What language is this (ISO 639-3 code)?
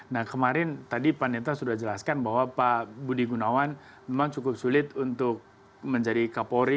ind